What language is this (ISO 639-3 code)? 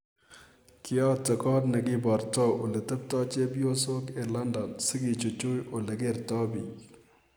kln